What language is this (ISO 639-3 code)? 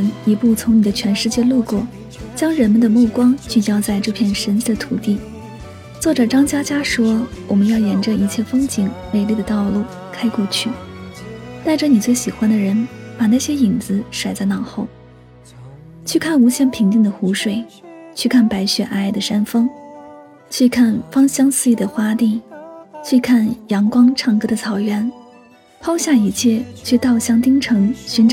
zho